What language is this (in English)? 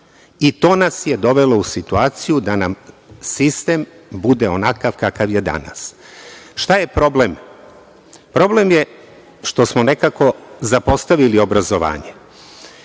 Serbian